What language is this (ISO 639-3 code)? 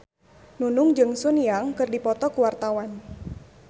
sun